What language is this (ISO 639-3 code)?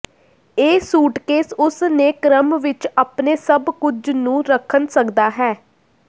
pan